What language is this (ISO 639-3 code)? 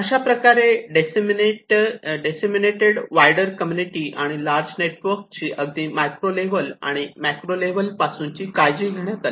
mar